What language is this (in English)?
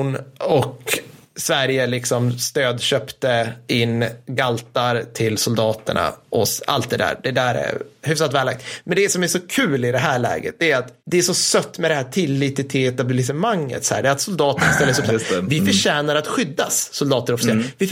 Swedish